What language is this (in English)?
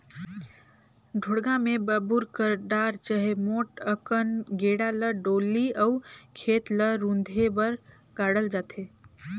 Chhattisgarhi